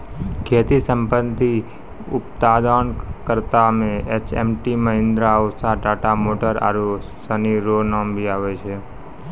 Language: Maithili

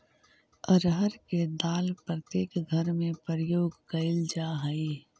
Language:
Magahi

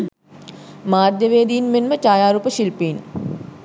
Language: Sinhala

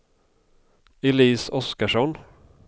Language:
Swedish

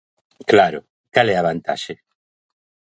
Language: Galician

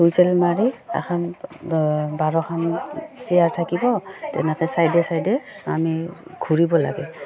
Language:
Assamese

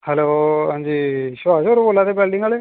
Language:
Dogri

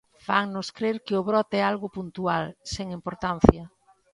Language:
Galician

